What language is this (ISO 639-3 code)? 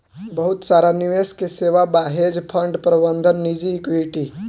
bho